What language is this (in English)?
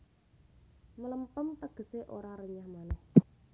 Javanese